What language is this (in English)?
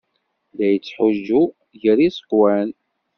Kabyle